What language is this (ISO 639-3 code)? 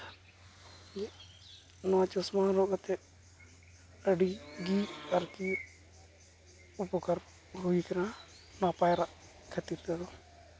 sat